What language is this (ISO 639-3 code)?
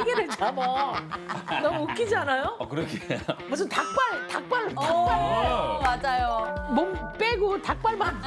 kor